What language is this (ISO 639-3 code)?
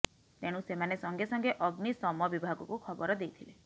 ori